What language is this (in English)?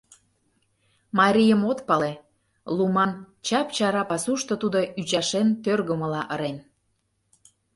Mari